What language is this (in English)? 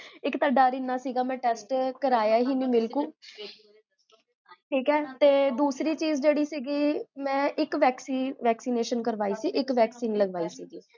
Punjabi